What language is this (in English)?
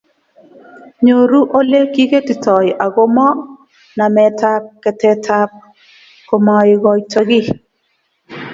Kalenjin